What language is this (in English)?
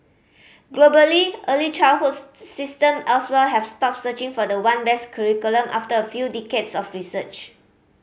English